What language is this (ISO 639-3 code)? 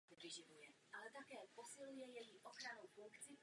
ces